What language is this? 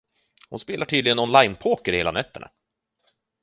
Swedish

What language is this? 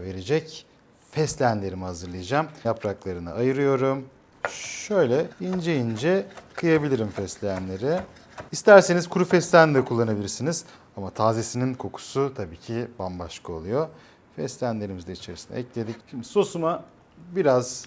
Turkish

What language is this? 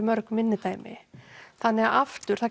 Icelandic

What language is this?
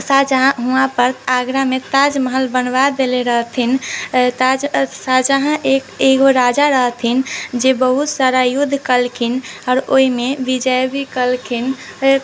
Maithili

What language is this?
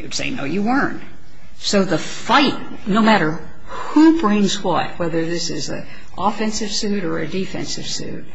English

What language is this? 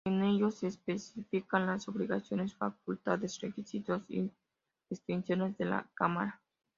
Spanish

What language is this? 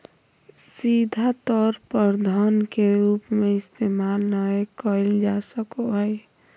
Magahi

